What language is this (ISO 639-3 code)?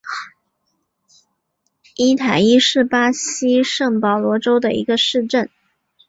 zho